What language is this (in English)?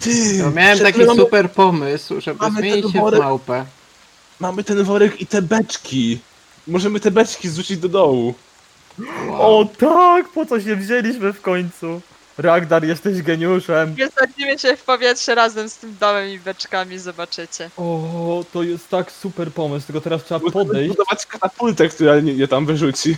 Polish